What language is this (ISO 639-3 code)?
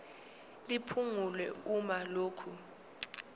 zul